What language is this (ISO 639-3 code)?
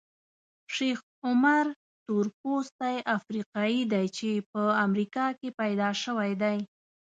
pus